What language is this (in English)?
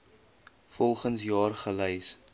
Afrikaans